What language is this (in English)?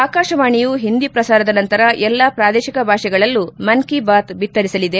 Kannada